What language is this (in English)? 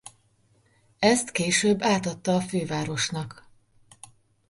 Hungarian